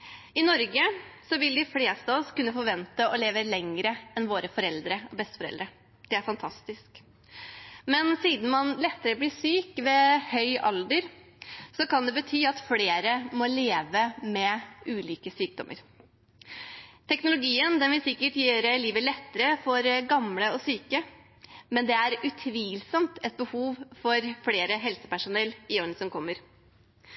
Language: Norwegian Bokmål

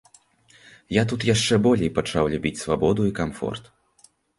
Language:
Belarusian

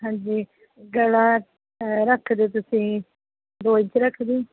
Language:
Punjabi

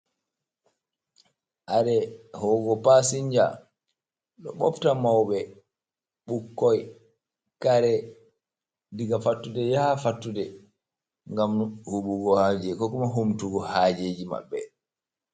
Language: Fula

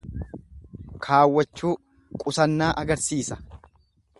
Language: Oromo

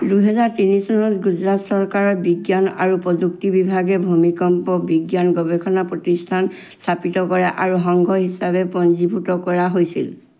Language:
Assamese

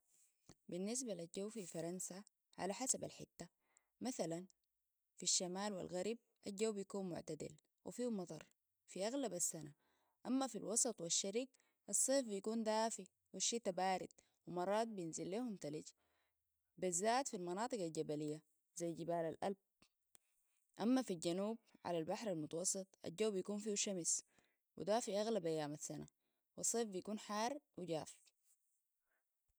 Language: Sudanese Arabic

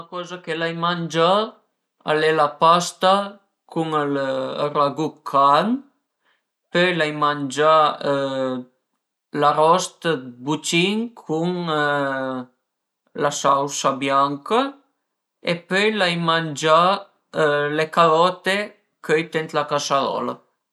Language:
Piedmontese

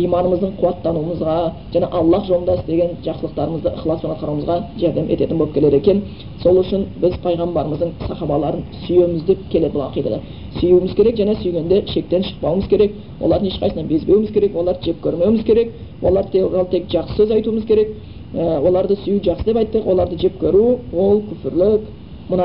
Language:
Bulgarian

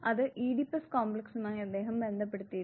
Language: Malayalam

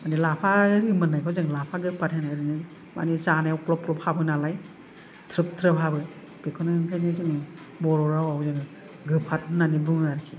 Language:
Bodo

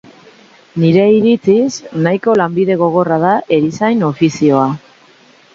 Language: Basque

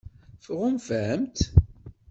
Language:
Kabyle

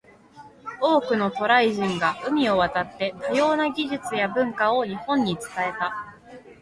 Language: Japanese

